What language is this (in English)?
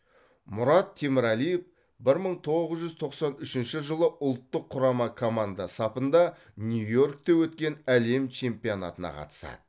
Kazakh